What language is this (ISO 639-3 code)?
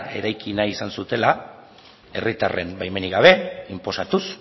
eus